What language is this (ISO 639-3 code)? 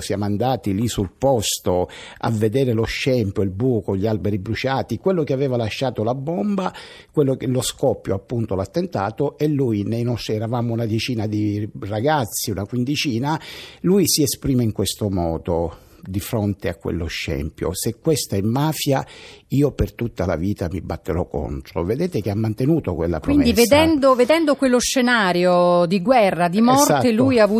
ita